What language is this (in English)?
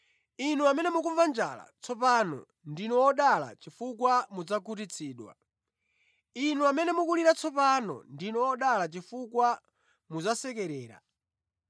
Nyanja